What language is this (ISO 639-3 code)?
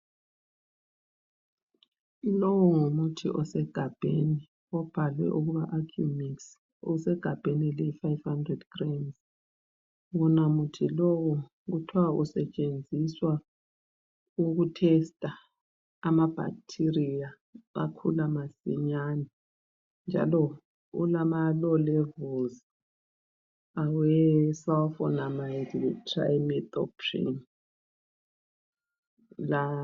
nde